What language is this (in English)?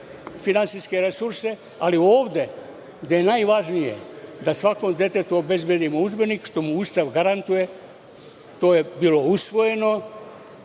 Serbian